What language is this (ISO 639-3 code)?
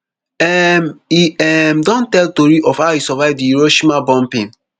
pcm